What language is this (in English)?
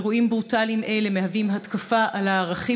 Hebrew